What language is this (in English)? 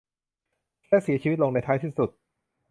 Thai